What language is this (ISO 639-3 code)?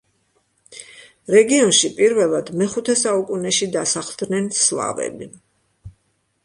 kat